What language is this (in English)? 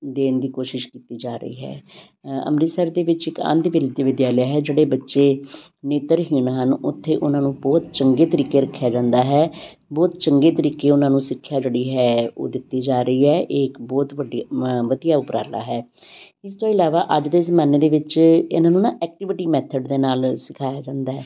Punjabi